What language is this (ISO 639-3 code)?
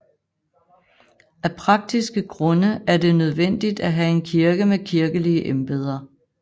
dan